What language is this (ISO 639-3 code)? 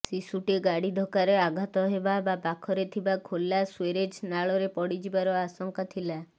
ori